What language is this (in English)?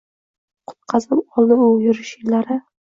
Uzbek